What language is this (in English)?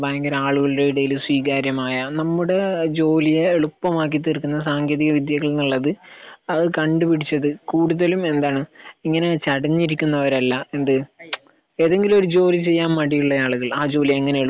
Malayalam